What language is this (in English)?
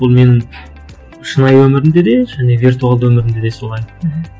Kazakh